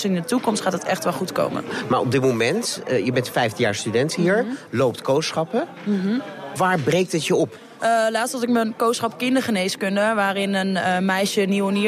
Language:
Dutch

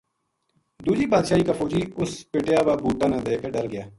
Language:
Gujari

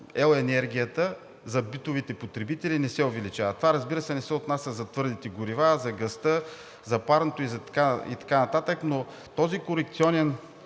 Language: Bulgarian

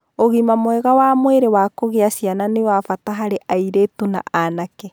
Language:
Kikuyu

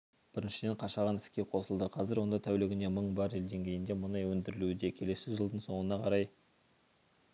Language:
Kazakh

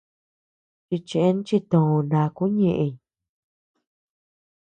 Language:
Tepeuxila Cuicatec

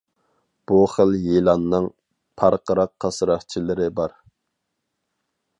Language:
Uyghur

